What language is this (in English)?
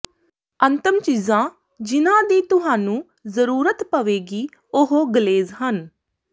Punjabi